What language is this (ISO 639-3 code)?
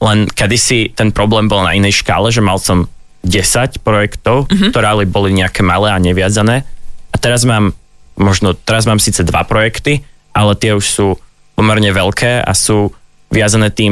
slk